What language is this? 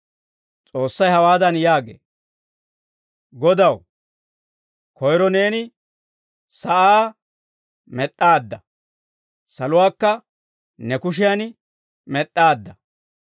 Dawro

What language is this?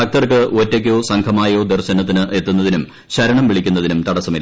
Malayalam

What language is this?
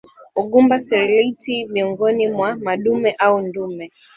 Swahili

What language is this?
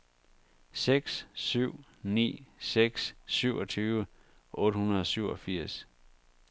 Danish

